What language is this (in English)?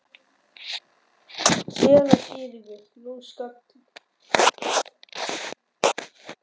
Icelandic